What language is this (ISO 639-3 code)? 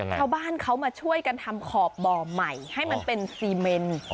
tha